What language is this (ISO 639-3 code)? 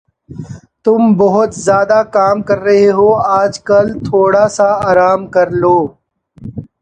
urd